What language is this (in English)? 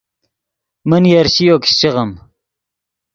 Yidgha